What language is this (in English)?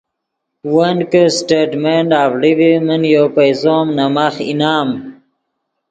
Yidgha